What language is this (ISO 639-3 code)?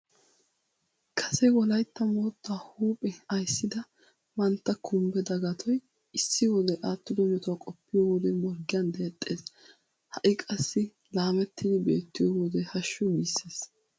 wal